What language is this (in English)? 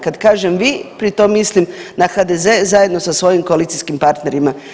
Croatian